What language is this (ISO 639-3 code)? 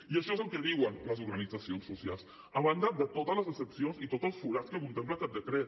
cat